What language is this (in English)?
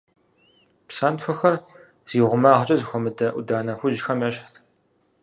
Kabardian